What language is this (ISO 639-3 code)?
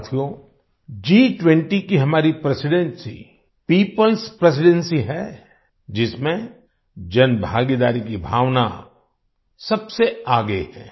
hin